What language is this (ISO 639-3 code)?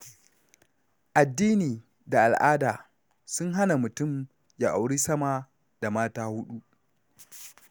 hau